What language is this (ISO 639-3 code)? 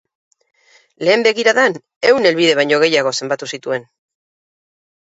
eus